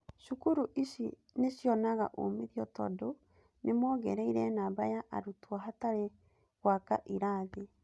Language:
Kikuyu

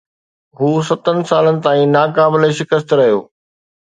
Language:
Sindhi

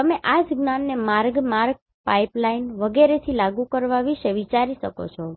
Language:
Gujarati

